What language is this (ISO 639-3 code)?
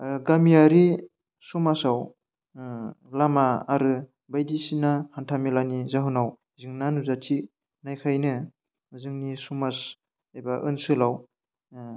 brx